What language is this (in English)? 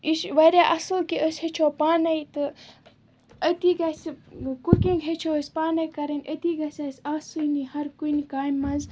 Kashmiri